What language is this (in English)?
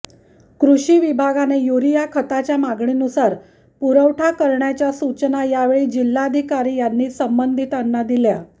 Marathi